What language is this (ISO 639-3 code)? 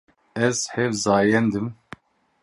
kur